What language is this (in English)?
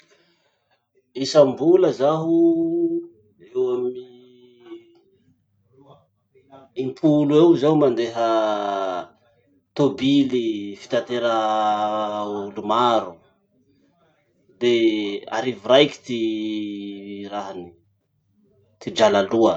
Masikoro Malagasy